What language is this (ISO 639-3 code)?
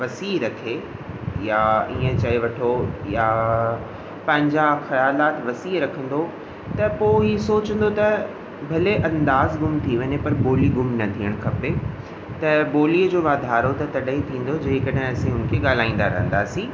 snd